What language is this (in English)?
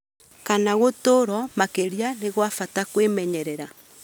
Kikuyu